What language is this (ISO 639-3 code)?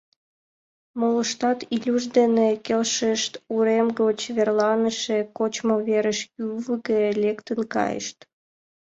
chm